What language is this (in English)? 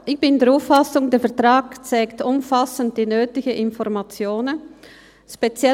Swiss German